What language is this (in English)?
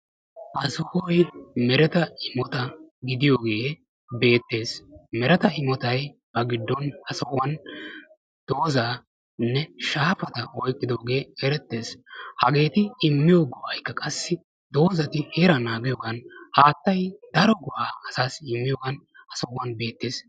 Wolaytta